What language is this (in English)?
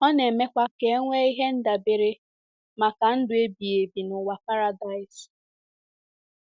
Igbo